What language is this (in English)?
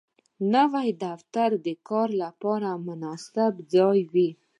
Pashto